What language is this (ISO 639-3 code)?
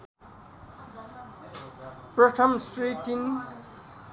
nep